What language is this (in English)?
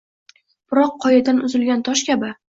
Uzbek